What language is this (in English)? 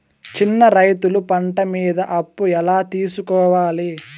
Telugu